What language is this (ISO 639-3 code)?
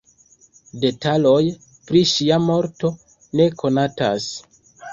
epo